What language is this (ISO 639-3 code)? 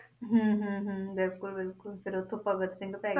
pan